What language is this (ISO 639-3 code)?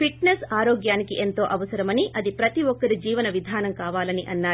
tel